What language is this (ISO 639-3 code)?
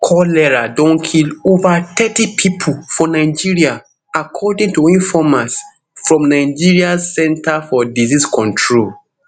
pcm